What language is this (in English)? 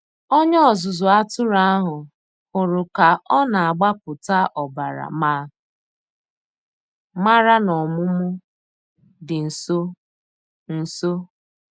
Igbo